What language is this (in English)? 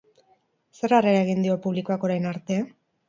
Basque